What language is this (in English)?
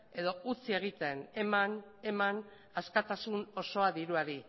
Basque